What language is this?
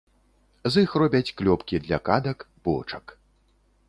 Belarusian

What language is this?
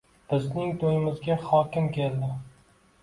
Uzbek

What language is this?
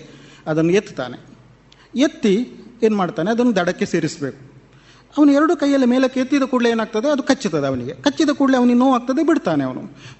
Kannada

